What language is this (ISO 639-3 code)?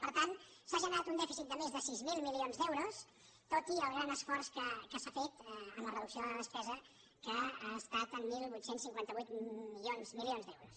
cat